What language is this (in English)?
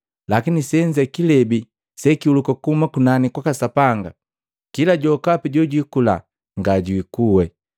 Matengo